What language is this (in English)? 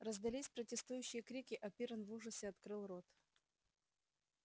Russian